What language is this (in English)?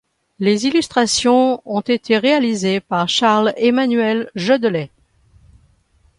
French